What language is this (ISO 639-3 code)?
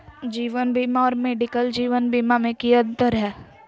mag